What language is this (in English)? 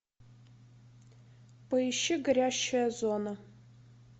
Russian